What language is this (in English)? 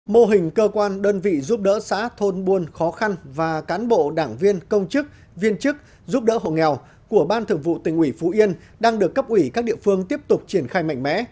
Vietnamese